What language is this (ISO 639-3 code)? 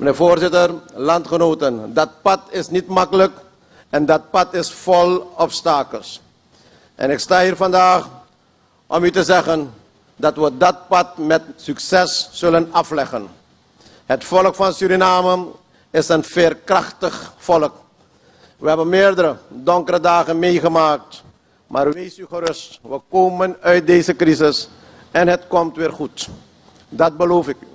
nld